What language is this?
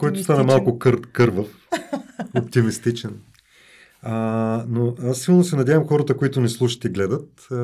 Bulgarian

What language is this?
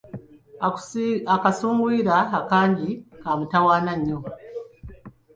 Ganda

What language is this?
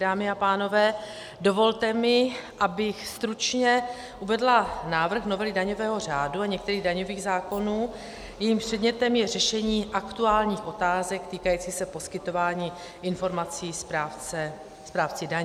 Czech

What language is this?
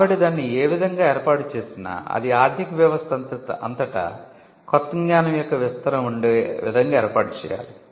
Telugu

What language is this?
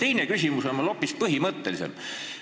Estonian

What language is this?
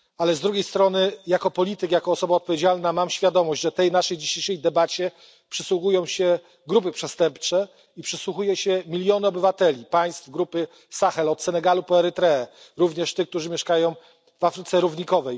Polish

